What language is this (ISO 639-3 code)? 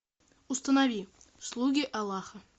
rus